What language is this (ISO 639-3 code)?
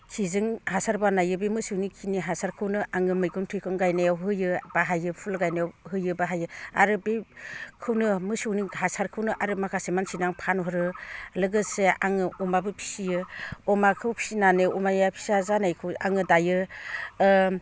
brx